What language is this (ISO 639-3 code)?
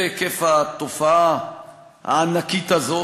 heb